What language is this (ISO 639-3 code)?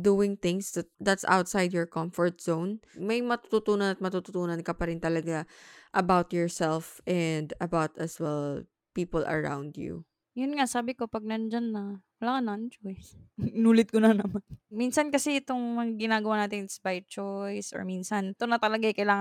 fil